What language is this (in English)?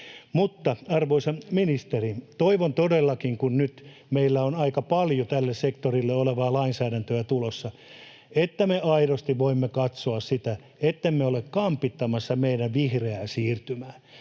Finnish